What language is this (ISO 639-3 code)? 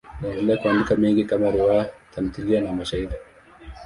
swa